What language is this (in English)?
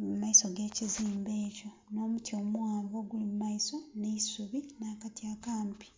Soga